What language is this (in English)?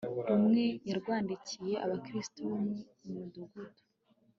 Kinyarwanda